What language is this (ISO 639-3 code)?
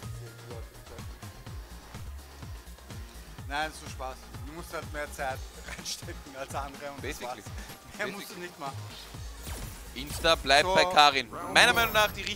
deu